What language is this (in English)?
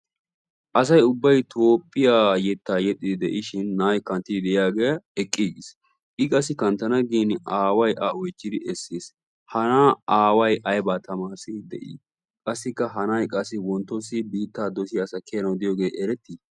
Wolaytta